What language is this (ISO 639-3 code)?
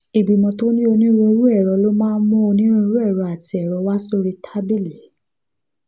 yor